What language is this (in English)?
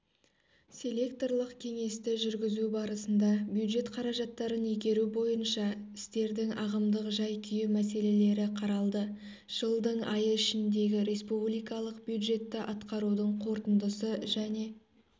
Kazakh